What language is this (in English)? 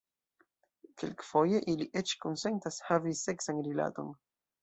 Esperanto